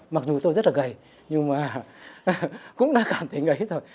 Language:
Vietnamese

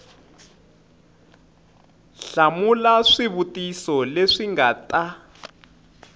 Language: Tsonga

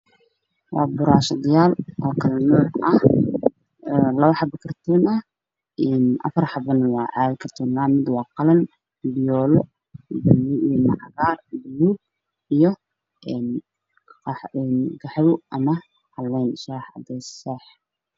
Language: Somali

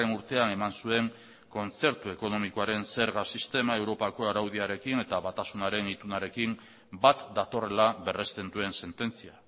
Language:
Basque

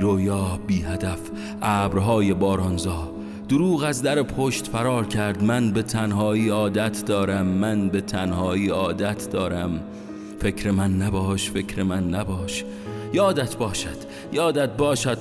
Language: Persian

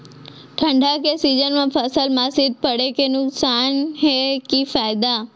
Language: Chhattisgarhi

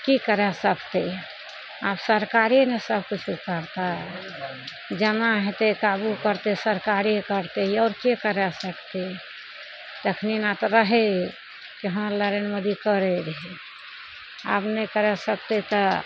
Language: Maithili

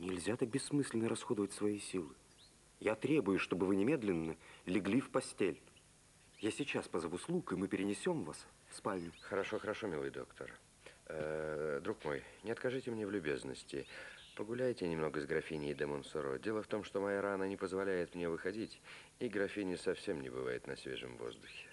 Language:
Russian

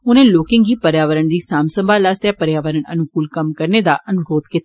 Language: Dogri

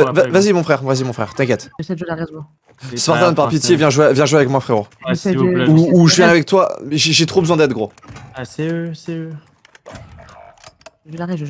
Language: French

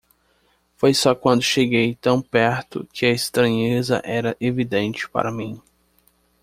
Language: Portuguese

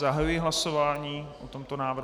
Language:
Czech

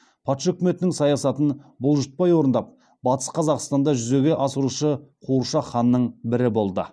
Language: Kazakh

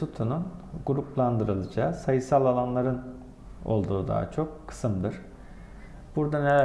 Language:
Turkish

